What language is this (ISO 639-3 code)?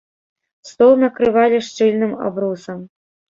bel